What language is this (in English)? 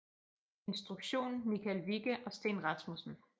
Danish